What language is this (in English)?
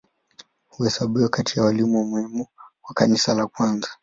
Swahili